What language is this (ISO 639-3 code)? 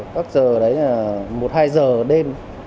vie